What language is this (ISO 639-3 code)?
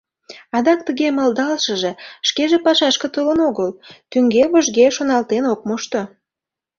chm